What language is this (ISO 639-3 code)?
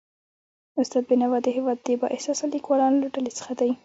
pus